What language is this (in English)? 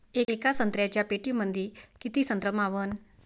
Marathi